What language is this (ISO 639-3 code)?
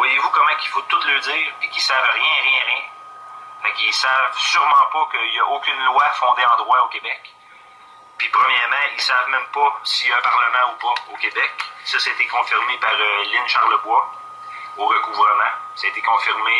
fra